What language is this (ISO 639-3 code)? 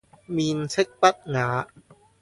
yue